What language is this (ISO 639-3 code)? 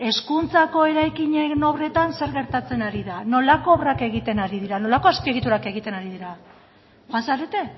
eus